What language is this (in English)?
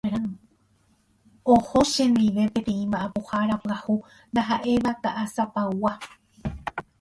Guarani